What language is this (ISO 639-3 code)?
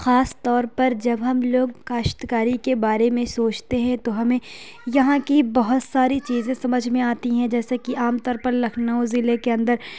urd